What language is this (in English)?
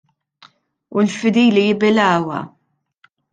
Maltese